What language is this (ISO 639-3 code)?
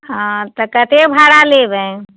mai